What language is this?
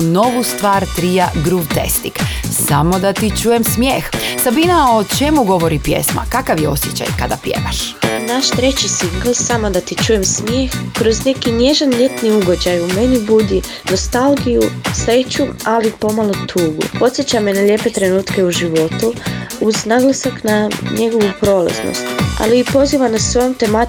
Croatian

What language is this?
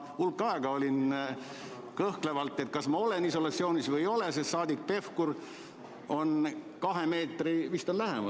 Estonian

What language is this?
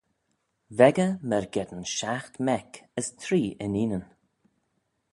Manx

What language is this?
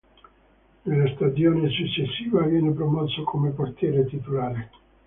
Italian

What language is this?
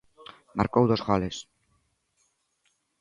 Galician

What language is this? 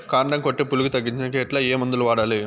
Telugu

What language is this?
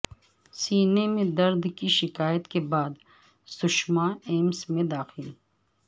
Urdu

